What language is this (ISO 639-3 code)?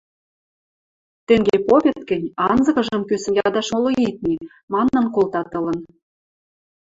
mrj